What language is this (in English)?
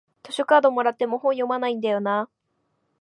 Japanese